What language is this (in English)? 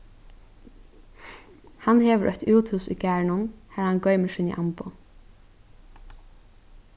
Faroese